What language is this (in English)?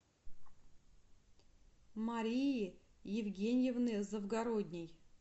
Russian